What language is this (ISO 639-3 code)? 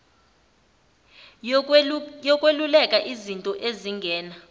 zul